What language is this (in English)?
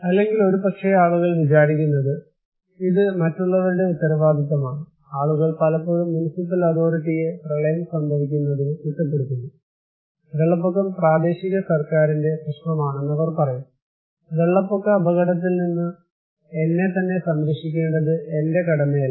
Malayalam